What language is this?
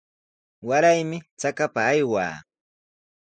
Sihuas Ancash Quechua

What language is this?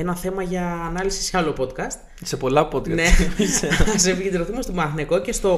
Greek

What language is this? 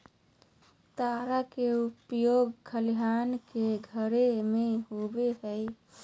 Magahi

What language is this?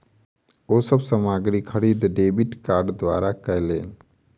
Maithili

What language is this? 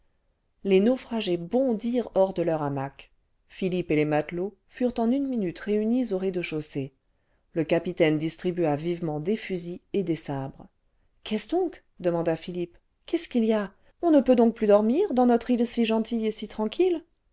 French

